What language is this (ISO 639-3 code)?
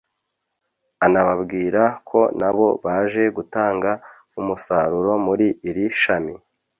kin